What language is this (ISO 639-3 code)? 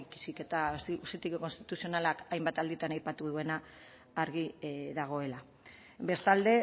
eus